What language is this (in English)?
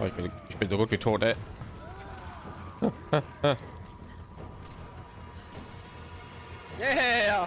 German